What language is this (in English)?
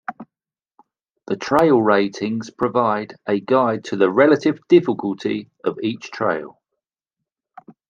English